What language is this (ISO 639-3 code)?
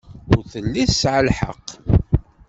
kab